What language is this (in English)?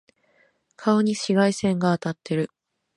Japanese